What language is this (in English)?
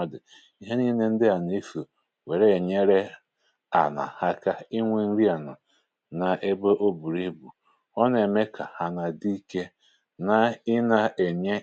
Igbo